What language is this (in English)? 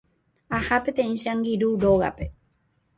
Guarani